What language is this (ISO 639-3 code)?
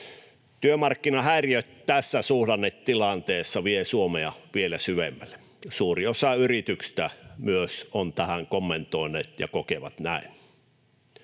fin